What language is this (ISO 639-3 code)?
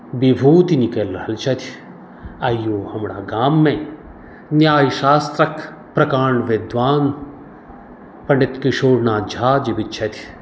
mai